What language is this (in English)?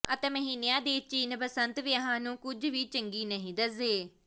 Punjabi